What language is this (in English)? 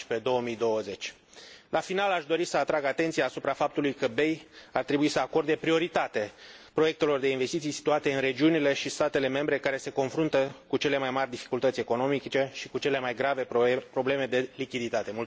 Romanian